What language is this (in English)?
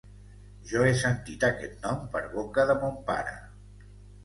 Catalan